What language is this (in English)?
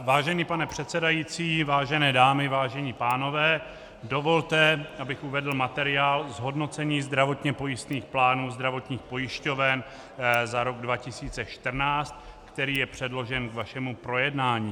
Czech